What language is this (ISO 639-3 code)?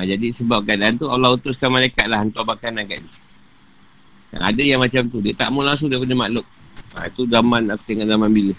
msa